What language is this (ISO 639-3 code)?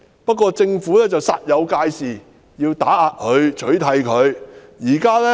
yue